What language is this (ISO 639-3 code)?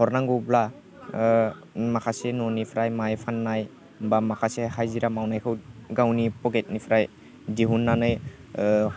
brx